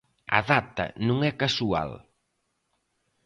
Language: Galician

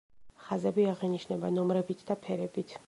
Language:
Georgian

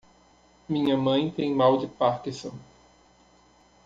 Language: Portuguese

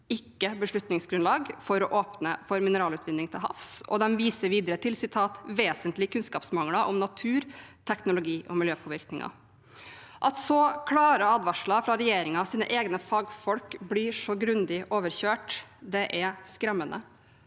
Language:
Norwegian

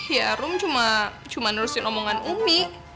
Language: Indonesian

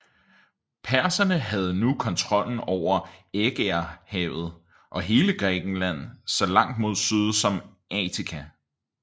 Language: Danish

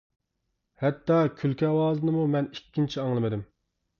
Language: Uyghur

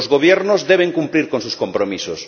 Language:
Spanish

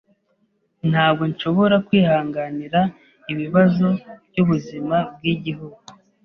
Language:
Kinyarwanda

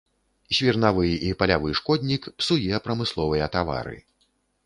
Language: Belarusian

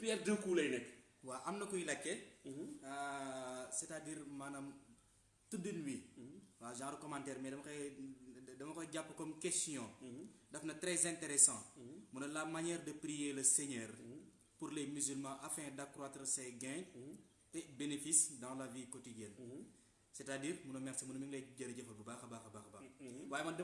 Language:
French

